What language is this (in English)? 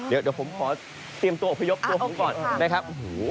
Thai